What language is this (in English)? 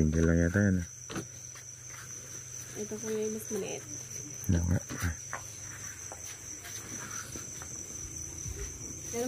Filipino